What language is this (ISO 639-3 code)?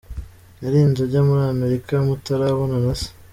kin